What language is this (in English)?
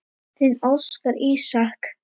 Icelandic